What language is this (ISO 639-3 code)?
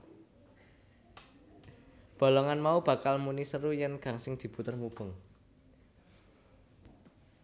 jav